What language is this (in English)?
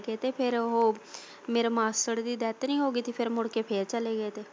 Punjabi